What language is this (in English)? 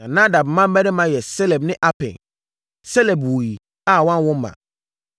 Akan